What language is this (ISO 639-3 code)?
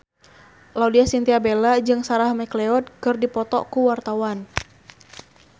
sun